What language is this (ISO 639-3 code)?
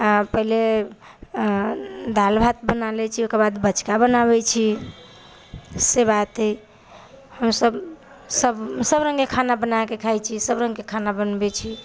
mai